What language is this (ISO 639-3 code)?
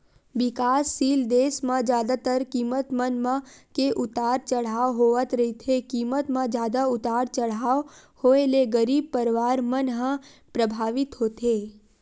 hne